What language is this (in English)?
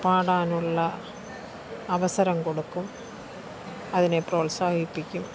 Malayalam